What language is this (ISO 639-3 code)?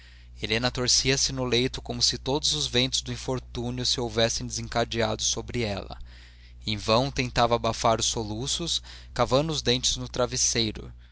por